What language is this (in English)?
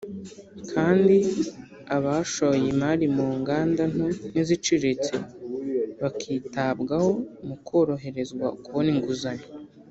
Kinyarwanda